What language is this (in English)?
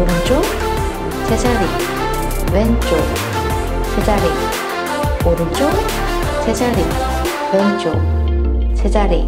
Korean